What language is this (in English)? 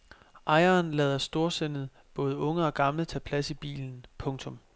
Danish